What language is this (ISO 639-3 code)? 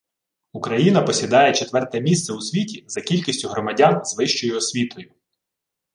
ukr